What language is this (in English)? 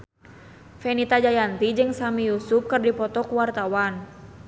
Sundanese